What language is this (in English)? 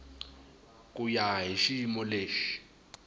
Tsonga